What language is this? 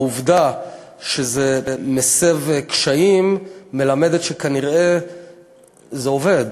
Hebrew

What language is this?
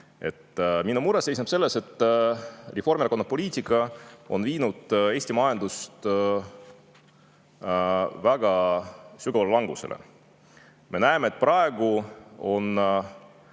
Estonian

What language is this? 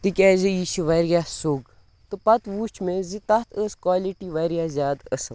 Kashmiri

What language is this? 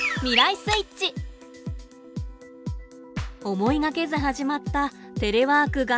Japanese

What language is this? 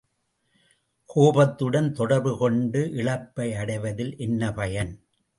Tamil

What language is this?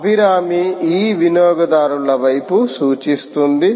Telugu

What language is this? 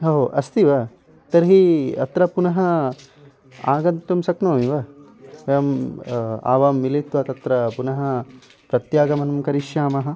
Sanskrit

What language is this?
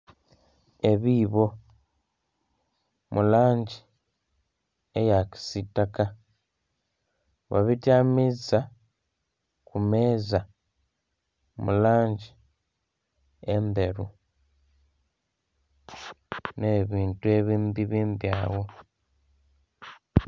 Soga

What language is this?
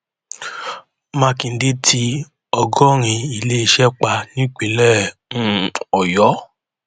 Yoruba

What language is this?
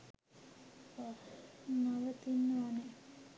Sinhala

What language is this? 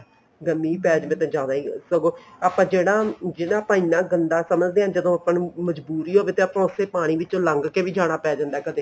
Punjabi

